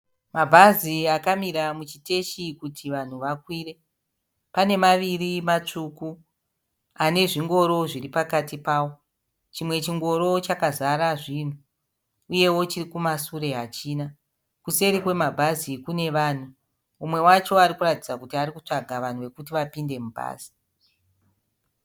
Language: Shona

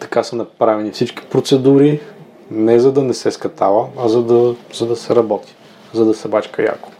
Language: Bulgarian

